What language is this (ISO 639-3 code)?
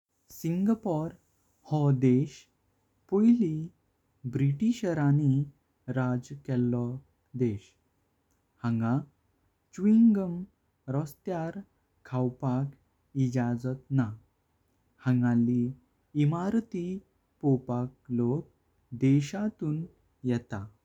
kok